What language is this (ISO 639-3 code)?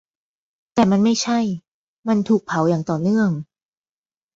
tha